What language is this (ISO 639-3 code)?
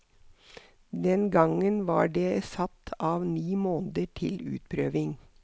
nor